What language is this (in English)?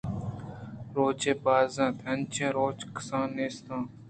Eastern Balochi